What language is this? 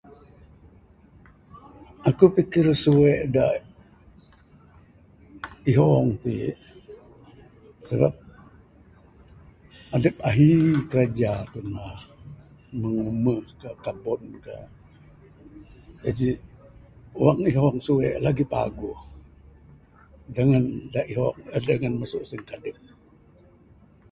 Bukar-Sadung Bidayuh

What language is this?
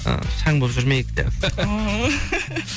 Kazakh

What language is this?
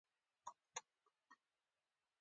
Pashto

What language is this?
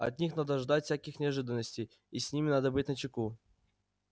Russian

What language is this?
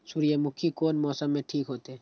Maithili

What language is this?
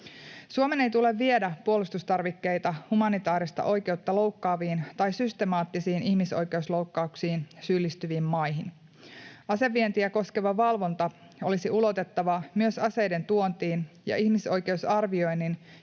Finnish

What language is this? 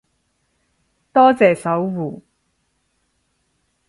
Cantonese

